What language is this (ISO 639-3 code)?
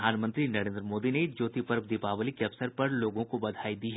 hin